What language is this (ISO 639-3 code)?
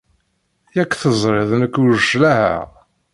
kab